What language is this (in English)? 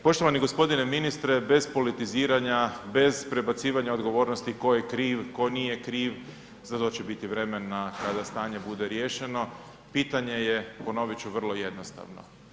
Croatian